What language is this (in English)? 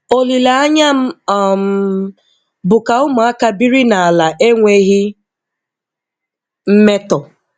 Igbo